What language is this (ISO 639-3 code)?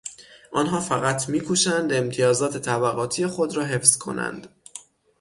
fas